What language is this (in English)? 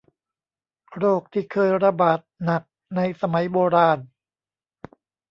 Thai